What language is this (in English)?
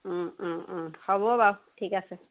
Assamese